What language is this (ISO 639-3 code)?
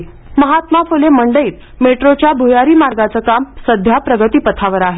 mar